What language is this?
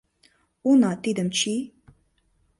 Mari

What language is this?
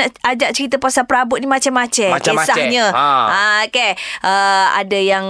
Malay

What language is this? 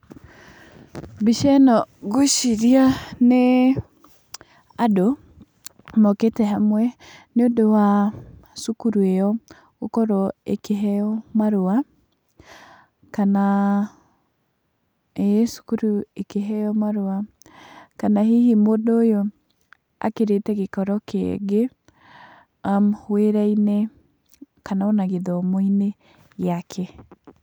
Kikuyu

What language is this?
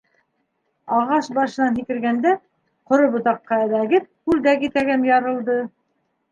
Bashkir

